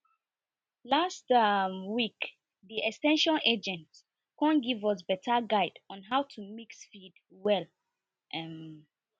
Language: Nigerian Pidgin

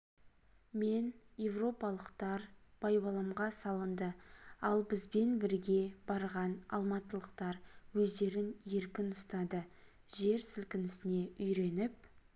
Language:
Kazakh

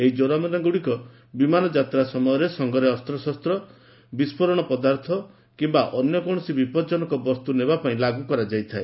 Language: Odia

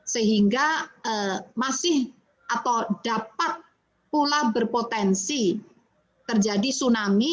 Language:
Indonesian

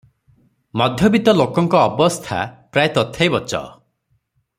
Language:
Odia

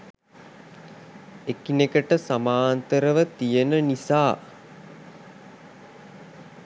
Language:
Sinhala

